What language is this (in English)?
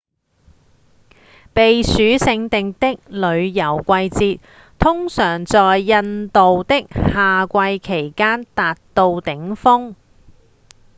Cantonese